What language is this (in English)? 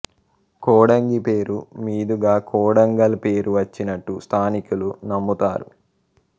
Telugu